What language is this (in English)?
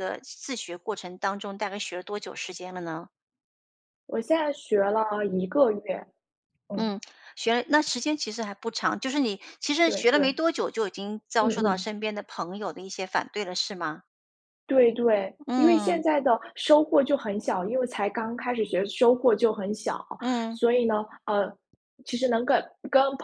Chinese